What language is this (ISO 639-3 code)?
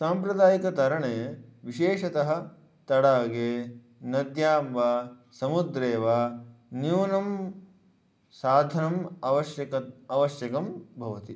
san